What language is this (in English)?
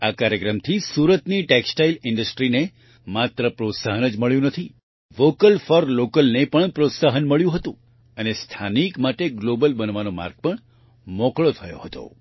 Gujarati